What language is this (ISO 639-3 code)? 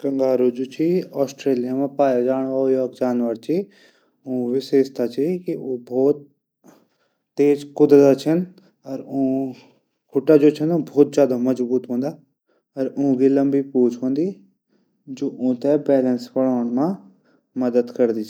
gbm